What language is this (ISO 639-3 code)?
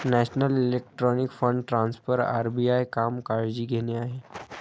mar